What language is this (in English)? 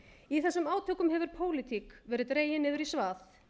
Icelandic